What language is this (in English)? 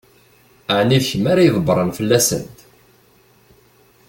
Kabyle